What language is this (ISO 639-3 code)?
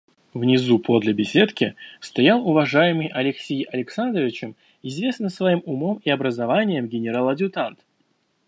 rus